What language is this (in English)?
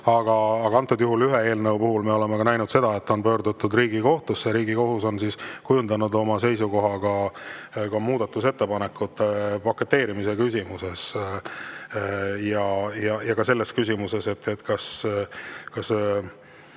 Estonian